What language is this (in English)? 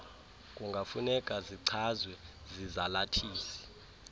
Xhosa